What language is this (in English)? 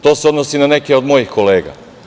Serbian